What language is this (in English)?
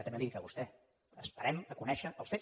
Catalan